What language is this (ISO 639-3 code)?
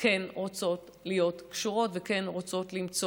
heb